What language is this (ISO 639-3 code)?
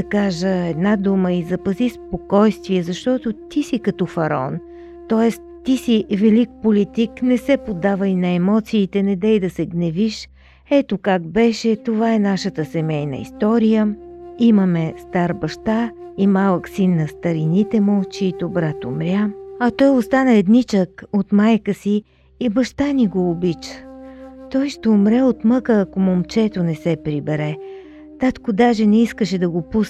bul